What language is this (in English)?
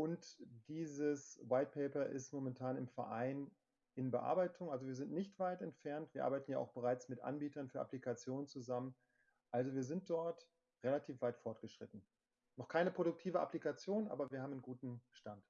German